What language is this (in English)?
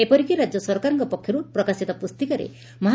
Odia